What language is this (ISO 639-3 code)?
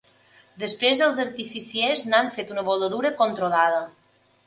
cat